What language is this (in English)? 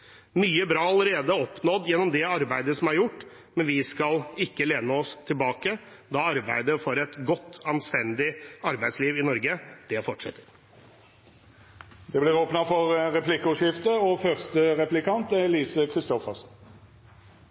Norwegian